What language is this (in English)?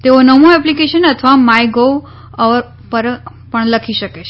Gujarati